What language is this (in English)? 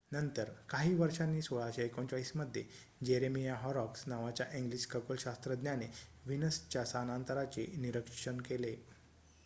Marathi